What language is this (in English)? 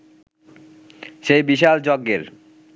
Bangla